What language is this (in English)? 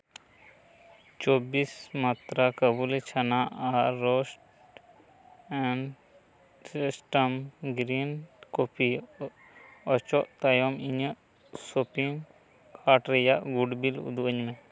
Santali